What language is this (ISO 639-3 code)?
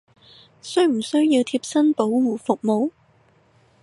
yue